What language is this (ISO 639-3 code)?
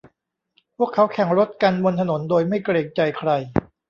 tha